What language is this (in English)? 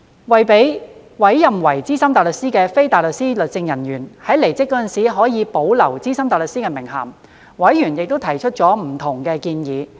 Cantonese